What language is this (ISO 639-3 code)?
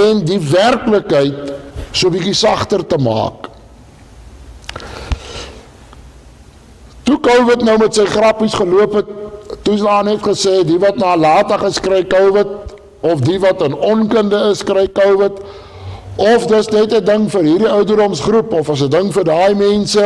nld